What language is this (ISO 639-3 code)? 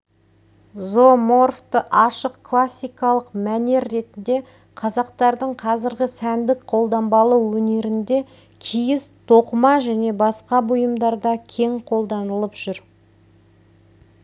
kaz